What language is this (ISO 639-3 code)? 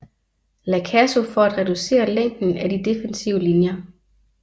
dan